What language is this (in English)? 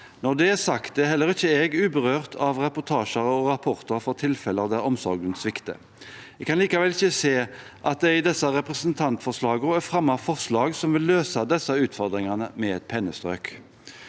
Norwegian